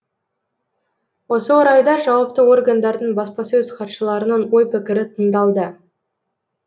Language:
Kazakh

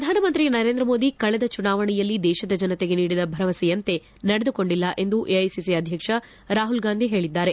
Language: Kannada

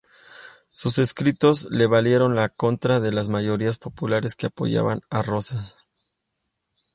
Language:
Spanish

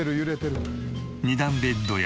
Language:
Japanese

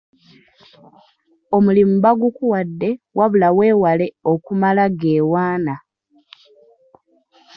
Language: Ganda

